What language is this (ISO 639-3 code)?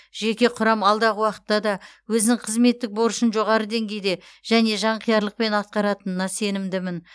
kaz